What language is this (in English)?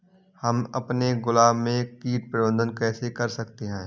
Hindi